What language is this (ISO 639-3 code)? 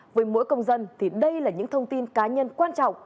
vie